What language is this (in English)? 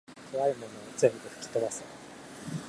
Japanese